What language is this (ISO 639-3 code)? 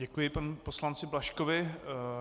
ces